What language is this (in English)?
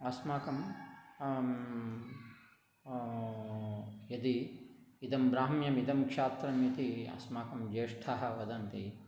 Sanskrit